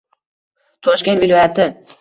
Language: Uzbek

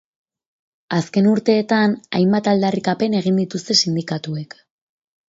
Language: Basque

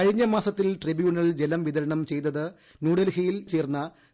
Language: Malayalam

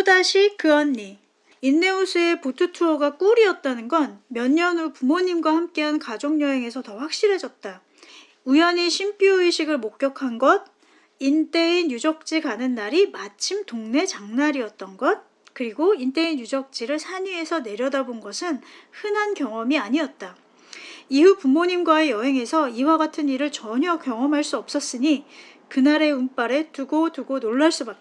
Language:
Korean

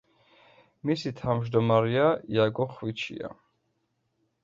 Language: Georgian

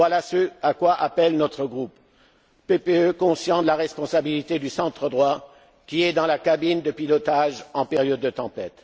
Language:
French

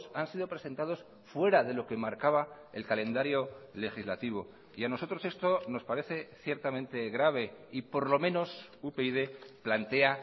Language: Spanish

